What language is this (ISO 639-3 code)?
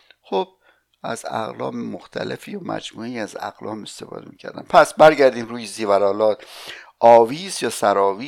fas